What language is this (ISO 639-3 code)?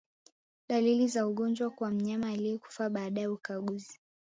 swa